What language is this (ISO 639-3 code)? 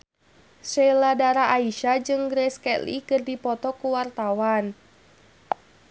sun